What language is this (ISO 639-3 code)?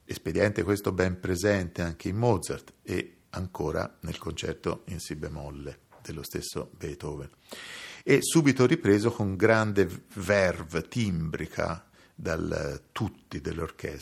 ita